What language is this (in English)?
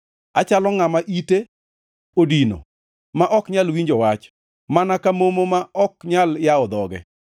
Luo (Kenya and Tanzania)